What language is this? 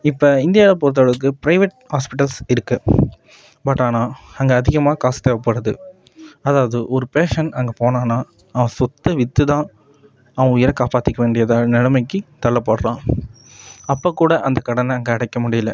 Tamil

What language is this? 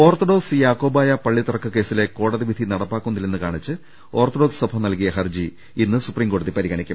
Malayalam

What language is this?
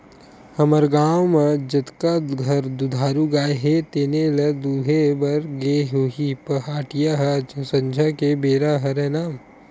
Chhattisgarhi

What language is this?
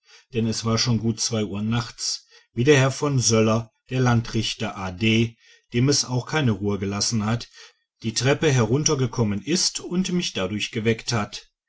German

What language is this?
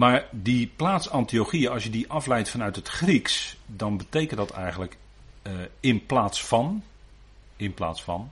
Dutch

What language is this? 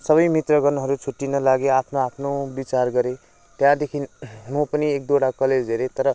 Nepali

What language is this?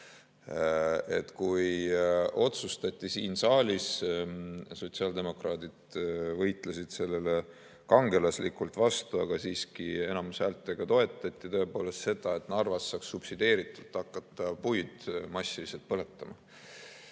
Estonian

